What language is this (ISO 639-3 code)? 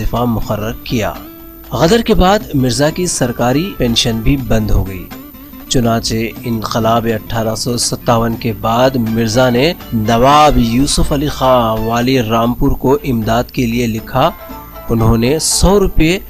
urd